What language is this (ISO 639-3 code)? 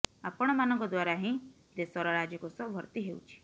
ori